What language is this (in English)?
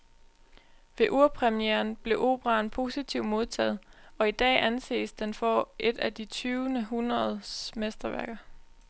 Danish